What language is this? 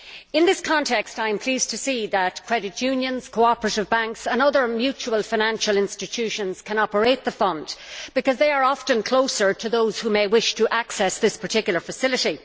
English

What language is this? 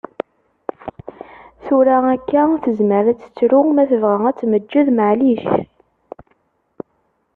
Kabyle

